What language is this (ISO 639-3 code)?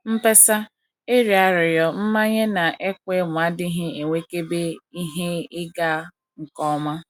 ibo